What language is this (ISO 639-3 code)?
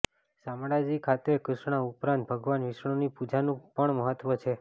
guj